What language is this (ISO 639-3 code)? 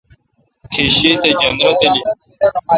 xka